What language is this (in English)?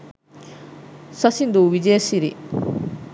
Sinhala